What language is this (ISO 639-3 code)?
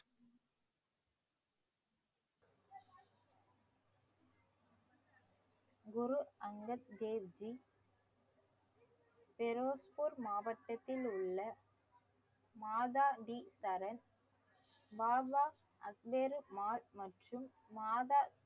tam